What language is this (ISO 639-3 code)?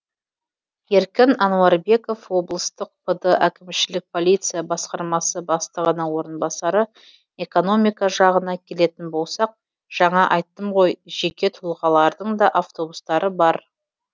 kaz